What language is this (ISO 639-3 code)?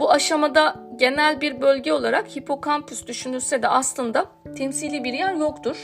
tur